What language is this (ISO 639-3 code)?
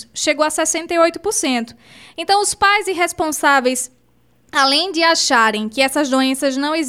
por